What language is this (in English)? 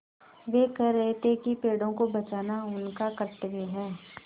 Hindi